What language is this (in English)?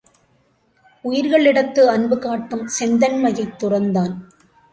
Tamil